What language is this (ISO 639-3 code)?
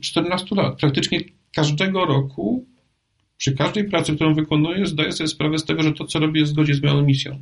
pol